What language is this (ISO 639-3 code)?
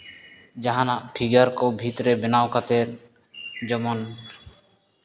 sat